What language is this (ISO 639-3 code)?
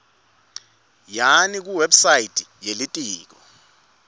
ssw